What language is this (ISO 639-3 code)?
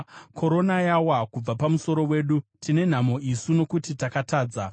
sna